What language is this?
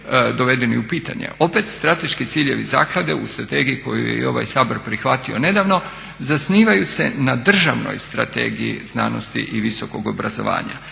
Croatian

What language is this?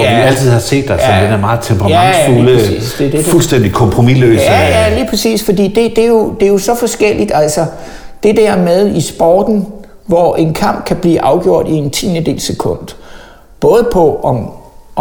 Danish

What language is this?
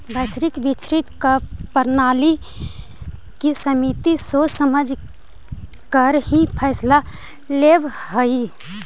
Magahi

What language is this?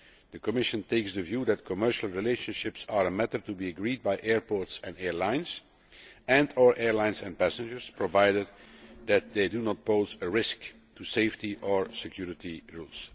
English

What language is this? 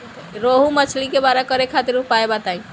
Bhojpuri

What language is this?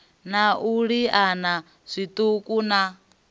Venda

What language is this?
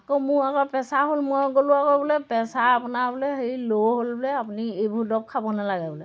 Assamese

